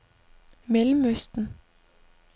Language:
Danish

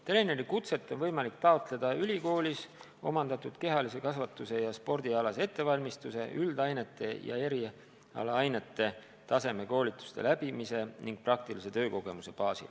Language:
Estonian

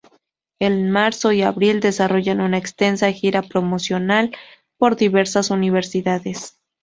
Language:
Spanish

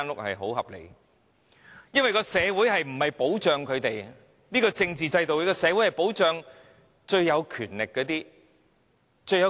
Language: Cantonese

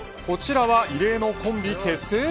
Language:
Japanese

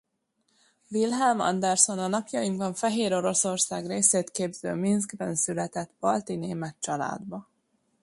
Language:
Hungarian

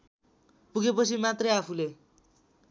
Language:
Nepali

